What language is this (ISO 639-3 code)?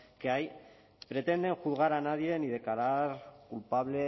spa